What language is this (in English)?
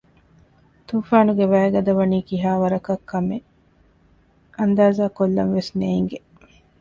Divehi